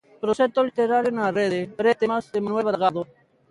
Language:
Galician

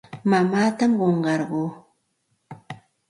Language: Santa Ana de Tusi Pasco Quechua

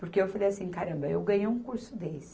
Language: Portuguese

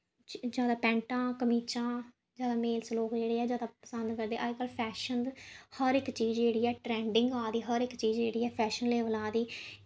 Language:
Dogri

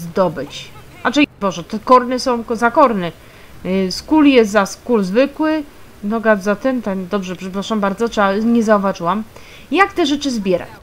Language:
Polish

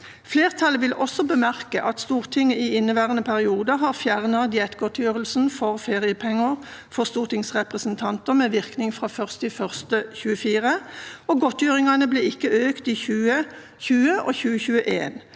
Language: Norwegian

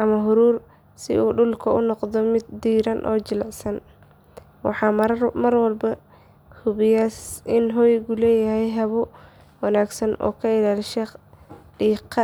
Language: Somali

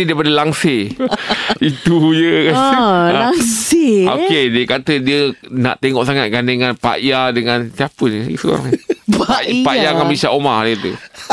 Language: Malay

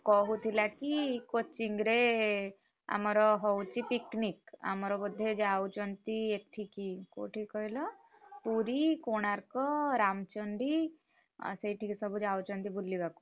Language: Odia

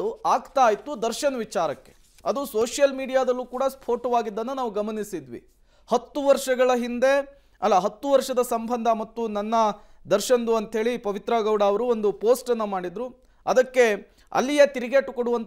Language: Kannada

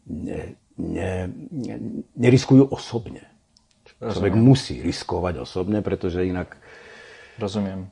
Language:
Slovak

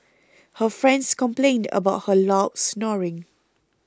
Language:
English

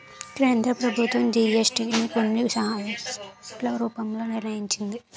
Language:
Telugu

